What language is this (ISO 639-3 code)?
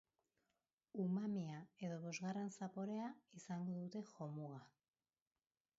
eus